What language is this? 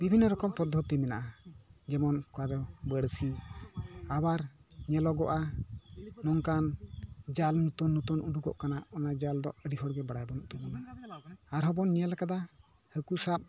Santali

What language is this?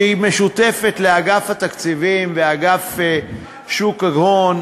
Hebrew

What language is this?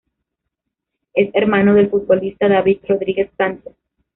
Spanish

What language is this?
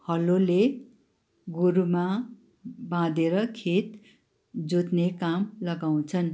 Nepali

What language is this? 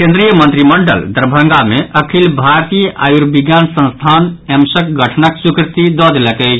Maithili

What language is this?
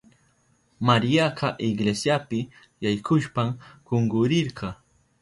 Southern Pastaza Quechua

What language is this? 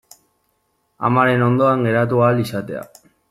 Basque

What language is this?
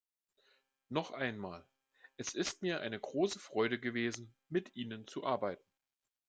German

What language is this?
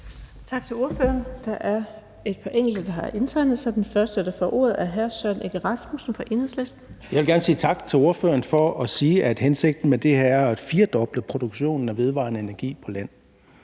Danish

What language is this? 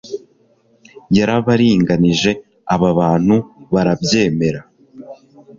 Kinyarwanda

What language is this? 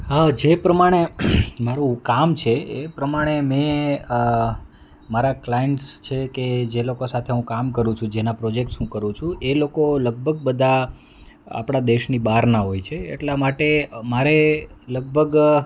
Gujarati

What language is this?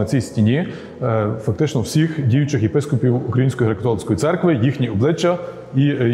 Ukrainian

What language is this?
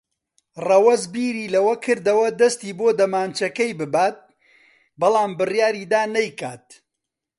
Central Kurdish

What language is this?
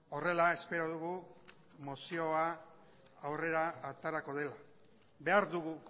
Basque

